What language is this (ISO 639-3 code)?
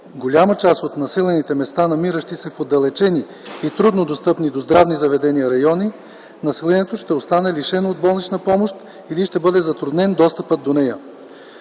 bul